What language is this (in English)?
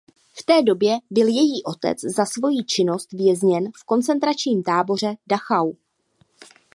Czech